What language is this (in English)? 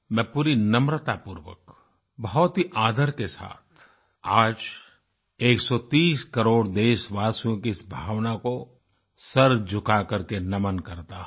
Hindi